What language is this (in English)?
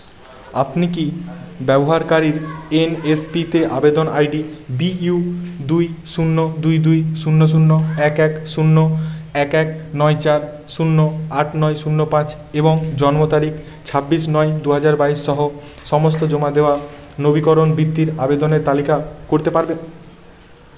Bangla